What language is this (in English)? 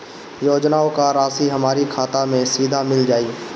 Bhojpuri